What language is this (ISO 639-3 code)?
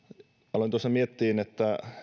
fin